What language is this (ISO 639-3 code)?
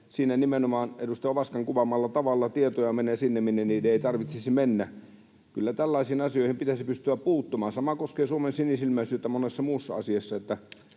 fin